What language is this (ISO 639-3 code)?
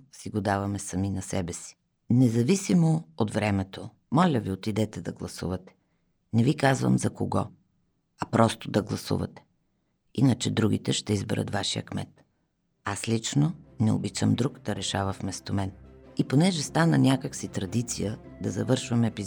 bul